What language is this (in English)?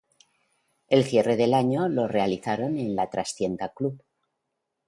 Spanish